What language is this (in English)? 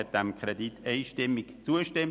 Swiss German